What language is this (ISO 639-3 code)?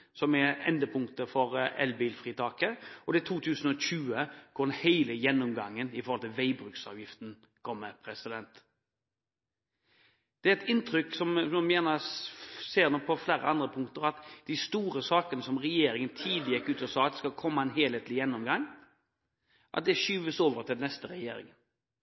nob